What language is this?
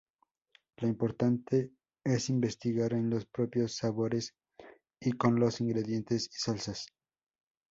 Spanish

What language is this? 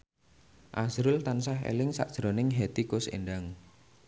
Javanese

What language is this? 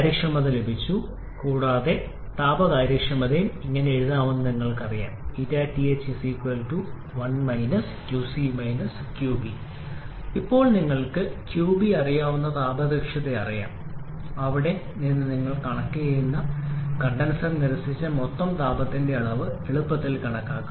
Malayalam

